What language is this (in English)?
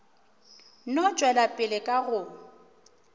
Northern Sotho